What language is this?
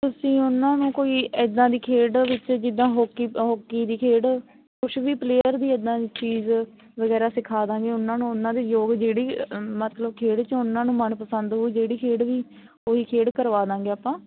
Punjabi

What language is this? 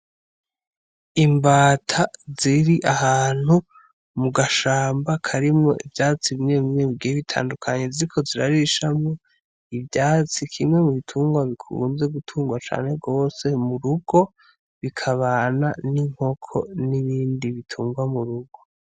Rundi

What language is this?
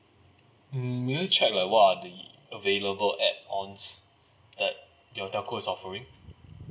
English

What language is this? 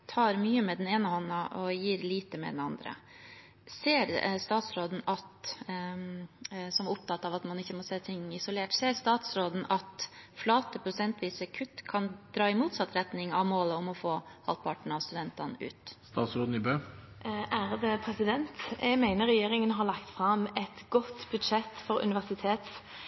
Norwegian Bokmål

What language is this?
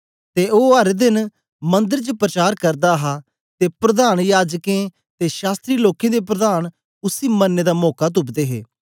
Dogri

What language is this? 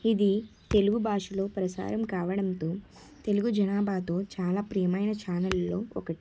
Telugu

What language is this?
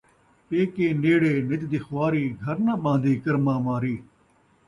Saraiki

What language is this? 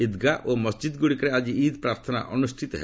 Odia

